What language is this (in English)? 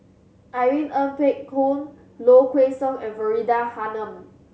English